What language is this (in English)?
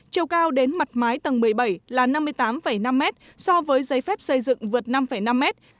Vietnamese